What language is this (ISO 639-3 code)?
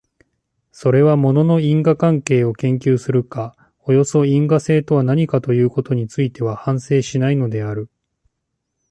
jpn